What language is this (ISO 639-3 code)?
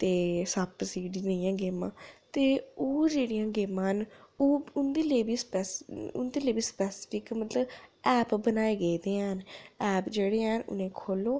doi